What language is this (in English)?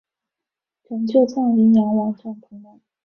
Chinese